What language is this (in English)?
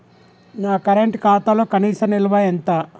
Telugu